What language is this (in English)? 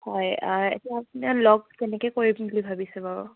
Assamese